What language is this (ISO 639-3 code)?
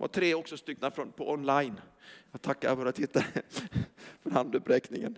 swe